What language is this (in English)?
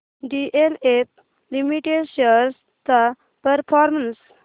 Marathi